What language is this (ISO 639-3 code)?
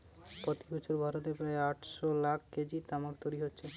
ben